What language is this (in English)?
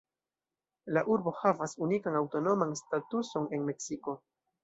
Esperanto